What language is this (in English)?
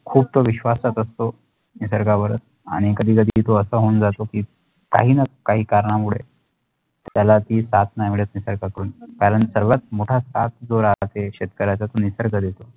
Marathi